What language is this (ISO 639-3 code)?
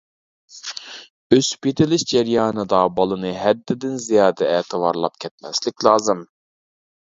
uig